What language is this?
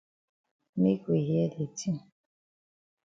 Cameroon Pidgin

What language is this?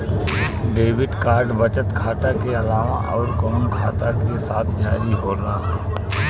Bhojpuri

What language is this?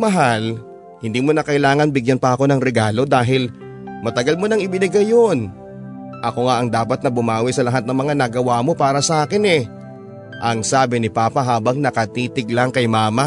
Filipino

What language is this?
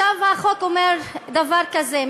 Hebrew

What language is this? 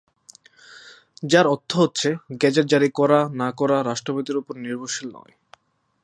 Bangla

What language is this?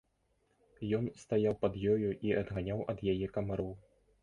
Belarusian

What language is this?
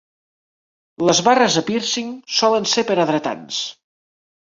Catalan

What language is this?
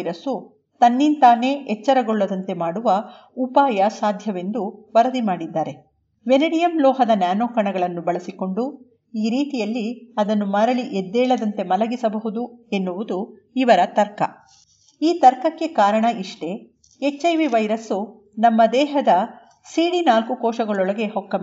Kannada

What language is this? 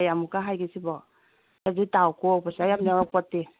Manipuri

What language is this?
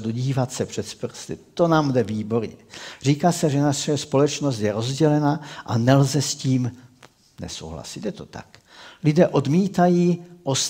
Czech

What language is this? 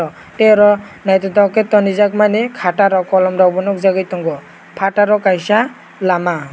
Kok Borok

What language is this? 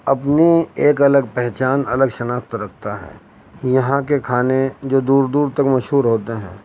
Urdu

